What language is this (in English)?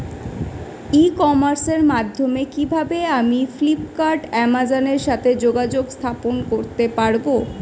Bangla